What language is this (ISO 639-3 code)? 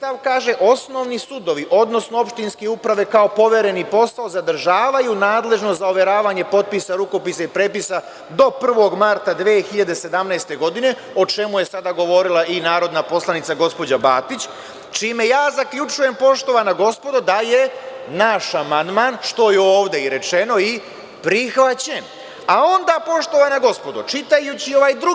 srp